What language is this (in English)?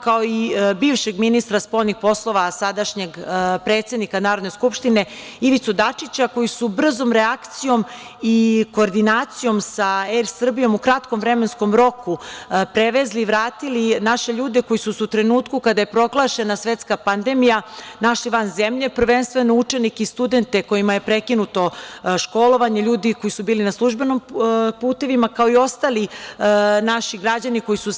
Serbian